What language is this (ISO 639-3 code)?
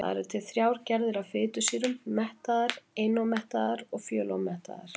isl